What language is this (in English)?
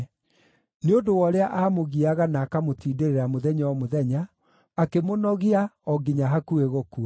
Kikuyu